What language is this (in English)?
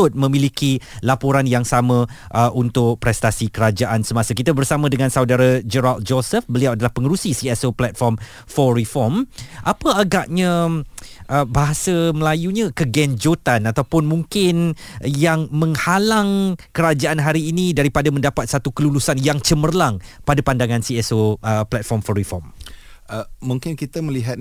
Malay